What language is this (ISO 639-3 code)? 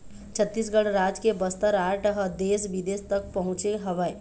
hne